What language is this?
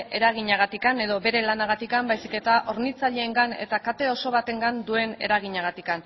Basque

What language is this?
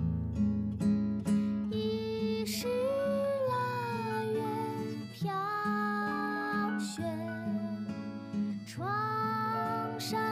Chinese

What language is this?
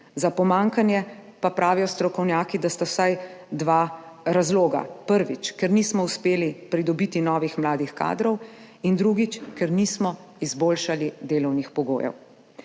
Slovenian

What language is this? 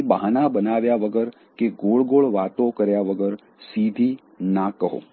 Gujarati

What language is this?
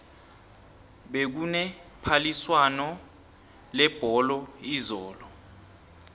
South Ndebele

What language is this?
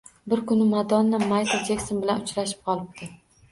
Uzbek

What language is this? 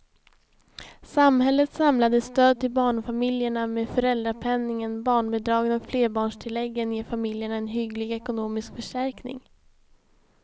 Swedish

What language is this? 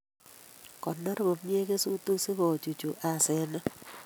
Kalenjin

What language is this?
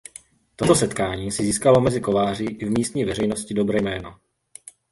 Czech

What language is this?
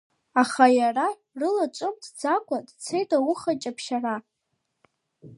Abkhazian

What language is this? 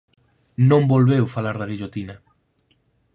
Galician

